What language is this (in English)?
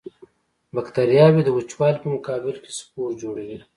Pashto